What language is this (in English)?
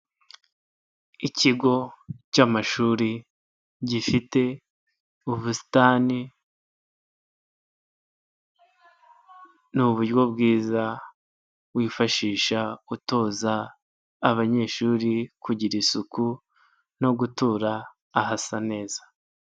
Kinyarwanda